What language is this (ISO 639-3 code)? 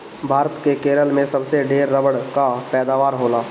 bho